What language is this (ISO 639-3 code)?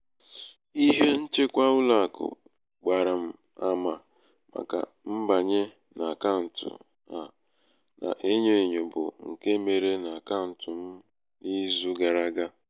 ibo